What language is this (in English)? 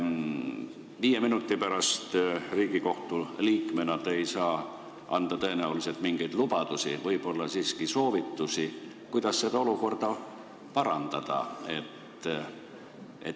Estonian